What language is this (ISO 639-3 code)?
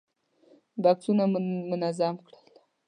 pus